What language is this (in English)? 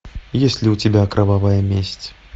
Russian